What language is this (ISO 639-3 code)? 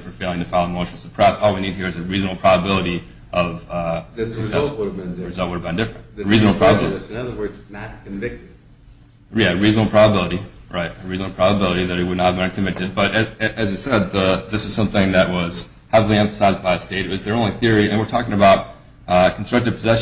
eng